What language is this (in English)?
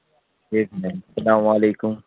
Urdu